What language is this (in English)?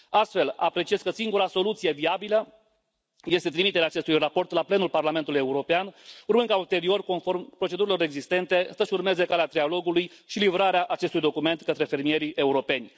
Romanian